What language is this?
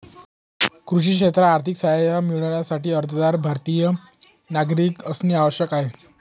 Marathi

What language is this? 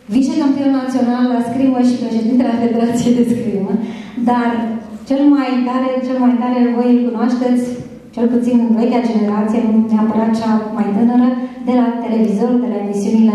Romanian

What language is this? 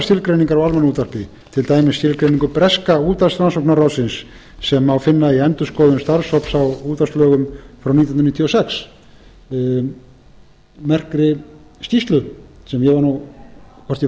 Icelandic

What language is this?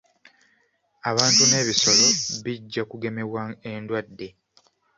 Ganda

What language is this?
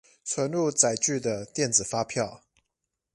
Chinese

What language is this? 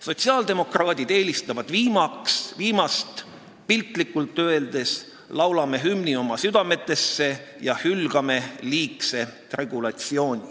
Estonian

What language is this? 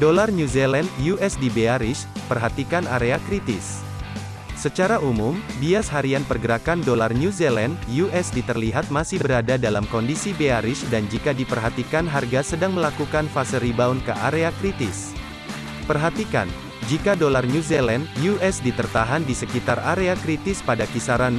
Indonesian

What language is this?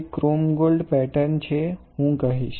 Gujarati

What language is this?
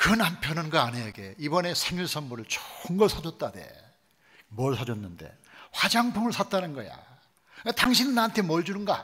Korean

